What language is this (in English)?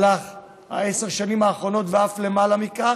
Hebrew